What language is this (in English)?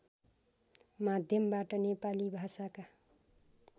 Nepali